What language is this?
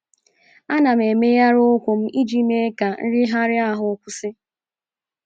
Igbo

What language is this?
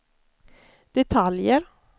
Swedish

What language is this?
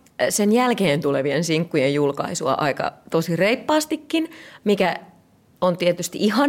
Finnish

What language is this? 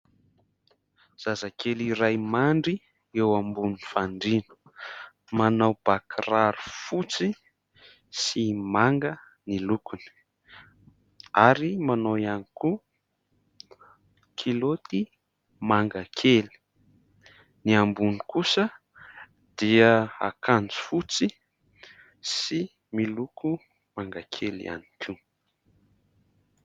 Malagasy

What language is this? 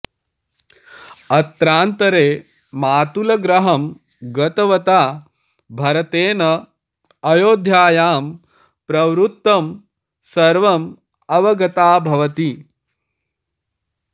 Sanskrit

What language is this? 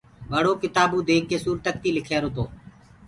Gurgula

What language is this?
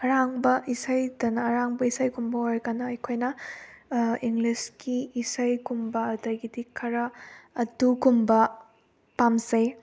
Manipuri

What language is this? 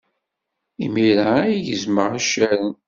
Kabyle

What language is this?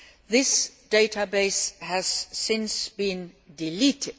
English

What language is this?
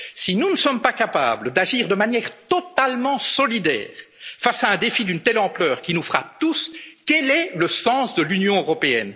French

